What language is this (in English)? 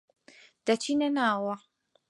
Central Kurdish